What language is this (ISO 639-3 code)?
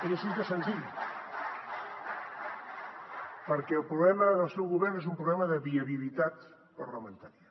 cat